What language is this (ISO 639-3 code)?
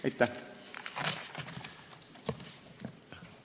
est